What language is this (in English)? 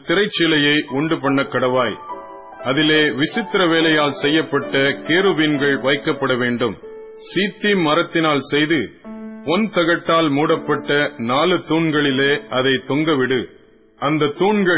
Tamil